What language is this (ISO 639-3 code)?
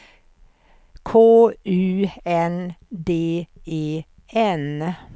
swe